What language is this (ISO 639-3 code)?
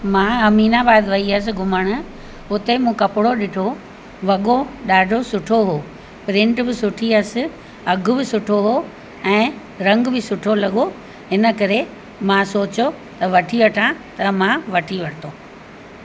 snd